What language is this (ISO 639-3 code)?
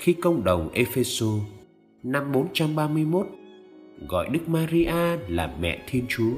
vie